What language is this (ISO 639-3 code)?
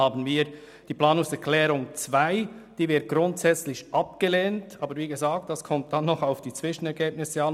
gsw